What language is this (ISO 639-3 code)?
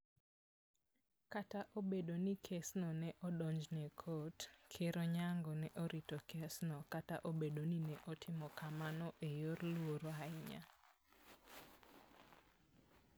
luo